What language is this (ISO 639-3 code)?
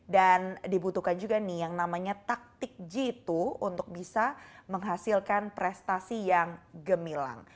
ind